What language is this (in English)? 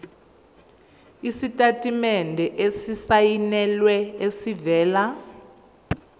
Zulu